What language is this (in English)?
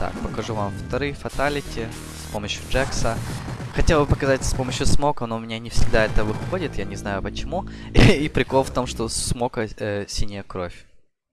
Russian